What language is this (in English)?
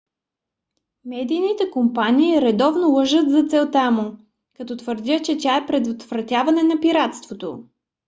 Bulgarian